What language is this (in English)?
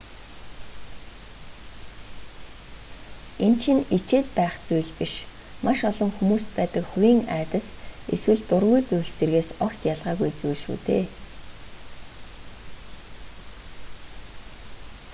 Mongolian